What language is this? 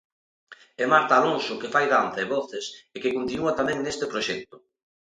Galician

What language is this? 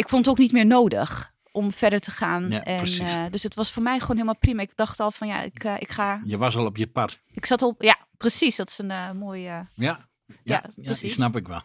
Dutch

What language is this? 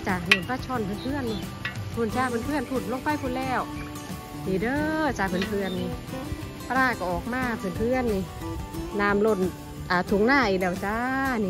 Thai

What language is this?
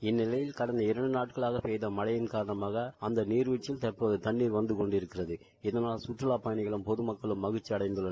Tamil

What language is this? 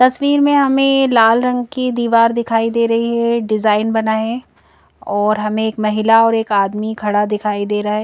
Hindi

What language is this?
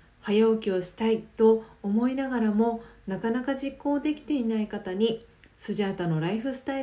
Japanese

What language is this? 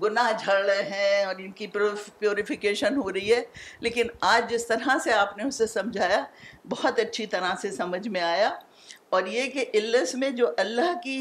Urdu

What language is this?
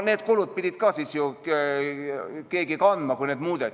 Estonian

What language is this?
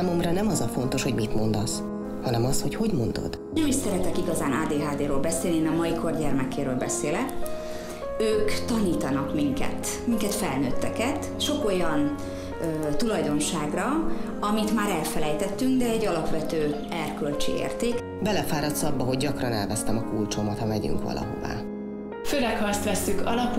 Hungarian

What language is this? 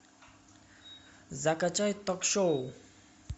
Russian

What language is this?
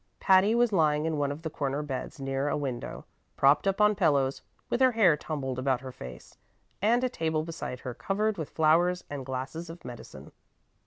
English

